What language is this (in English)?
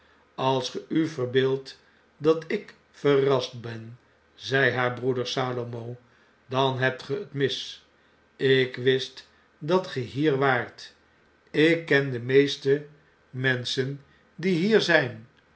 Dutch